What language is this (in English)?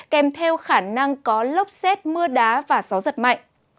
Vietnamese